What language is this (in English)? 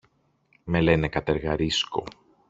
Greek